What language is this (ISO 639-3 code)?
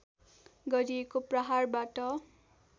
nep